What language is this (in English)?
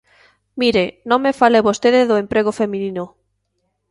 Galician